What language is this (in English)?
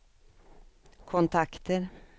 Swedish